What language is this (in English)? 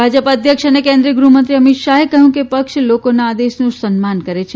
Gujarati